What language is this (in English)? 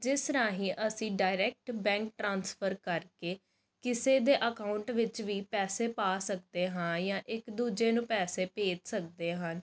Punjabi